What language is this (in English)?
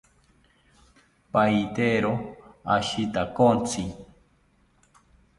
South Ucayali Ashéninka